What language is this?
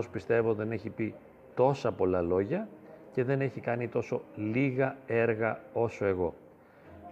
Greek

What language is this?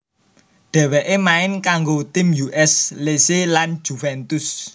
Javanese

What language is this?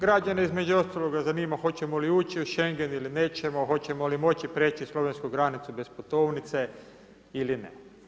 Croatian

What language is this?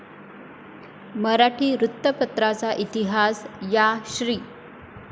Marathi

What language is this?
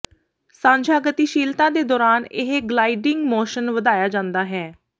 Punjabi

